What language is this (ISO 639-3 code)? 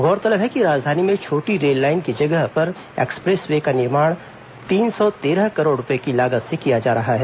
hin